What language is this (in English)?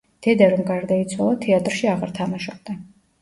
Georgian